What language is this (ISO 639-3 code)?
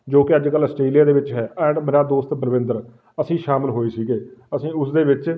pan